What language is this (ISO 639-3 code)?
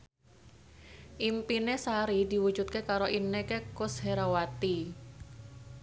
jav